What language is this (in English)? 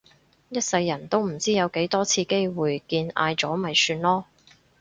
Cantonese